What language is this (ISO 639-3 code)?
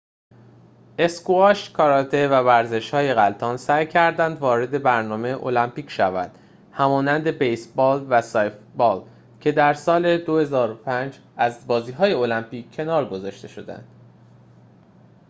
fas